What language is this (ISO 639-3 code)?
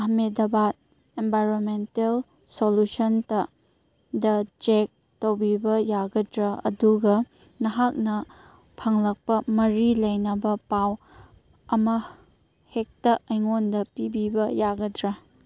mni